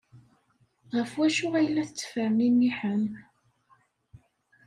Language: Kabyle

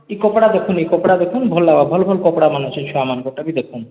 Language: Odia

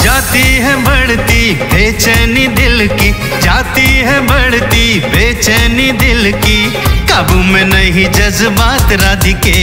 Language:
Hindi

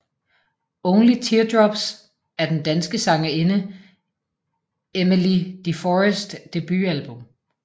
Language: Danish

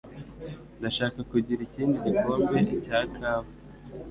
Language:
Kinyarwanda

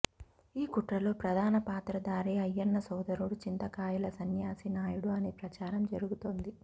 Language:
Telugu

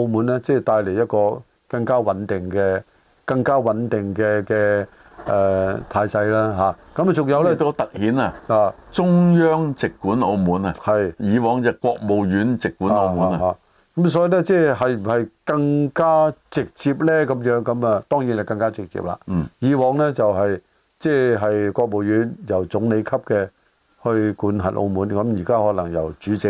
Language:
Chinese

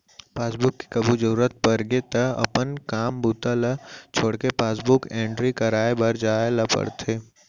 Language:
Chhattisgarhi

